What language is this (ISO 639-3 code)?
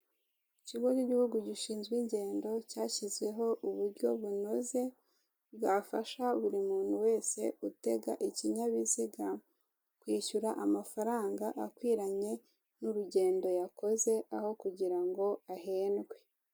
kin